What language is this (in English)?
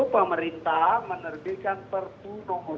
Indonesian